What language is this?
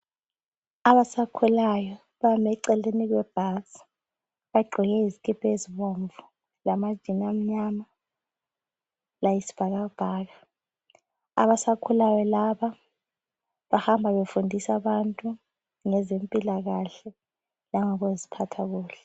North Ndebele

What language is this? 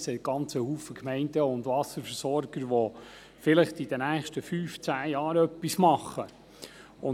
Swiss German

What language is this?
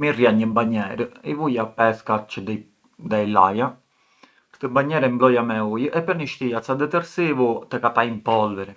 Arbëreshë Albanian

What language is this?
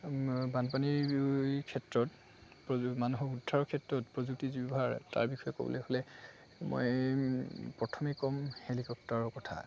Assamese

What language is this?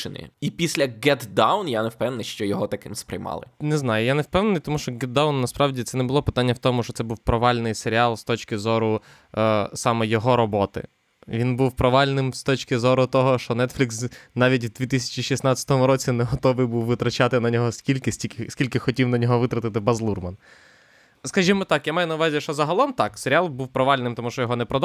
Ukrainian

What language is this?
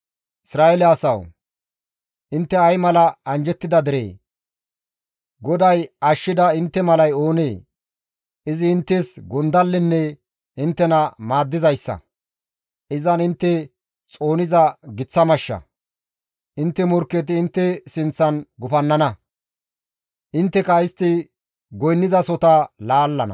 Gamo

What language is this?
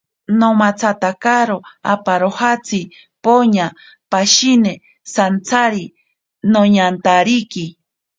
Ashéninka Perené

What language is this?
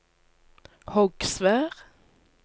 Norwegian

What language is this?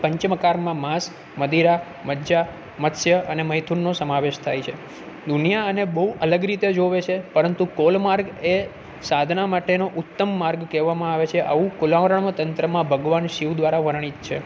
Gujarati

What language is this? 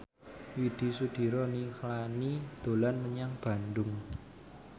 Javanese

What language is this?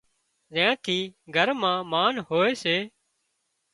Wadiyara Koli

